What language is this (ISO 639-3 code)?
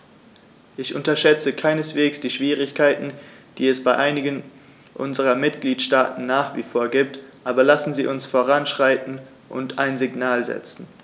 deu